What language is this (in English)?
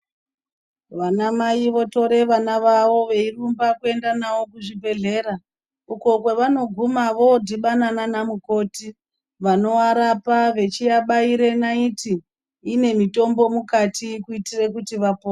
Ndau